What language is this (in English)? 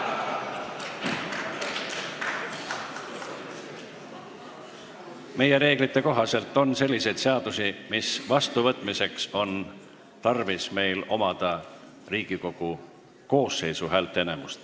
Estonian